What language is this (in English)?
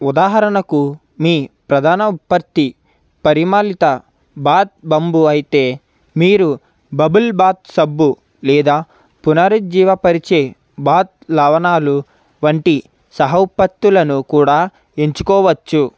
Telugu